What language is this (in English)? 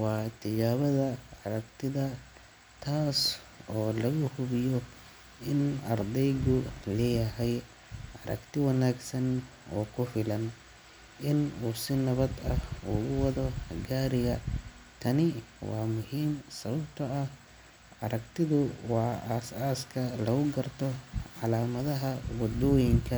Somali